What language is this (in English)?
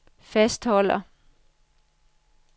Danish